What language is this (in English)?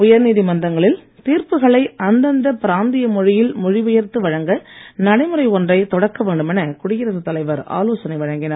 Tamil